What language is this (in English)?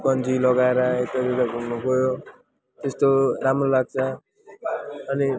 Nepali